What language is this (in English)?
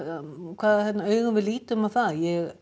Icelandic